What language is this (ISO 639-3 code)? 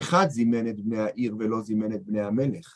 heb